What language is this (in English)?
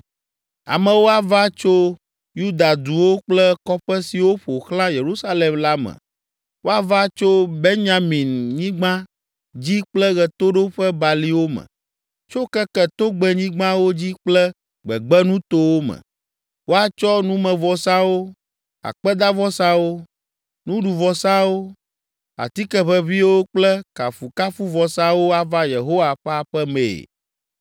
Ewe